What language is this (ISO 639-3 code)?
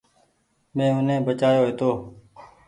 gig